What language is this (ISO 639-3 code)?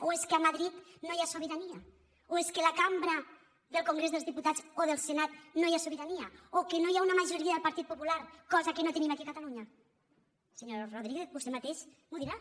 cat